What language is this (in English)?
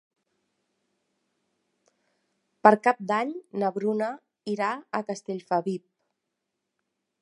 Catalan